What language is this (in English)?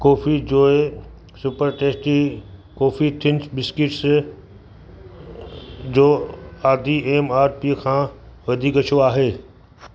Sindhi